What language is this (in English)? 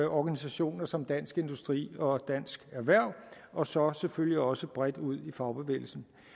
Danish